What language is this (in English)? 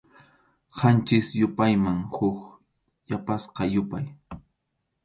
Arequipa-La Unión Quechua